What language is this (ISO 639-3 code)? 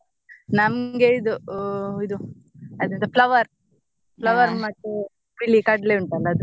kan